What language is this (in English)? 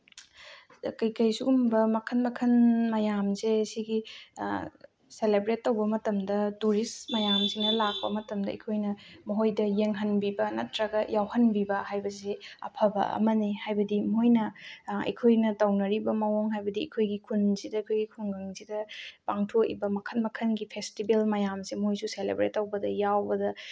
Manipuri